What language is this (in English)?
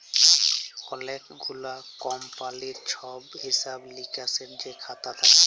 Bangla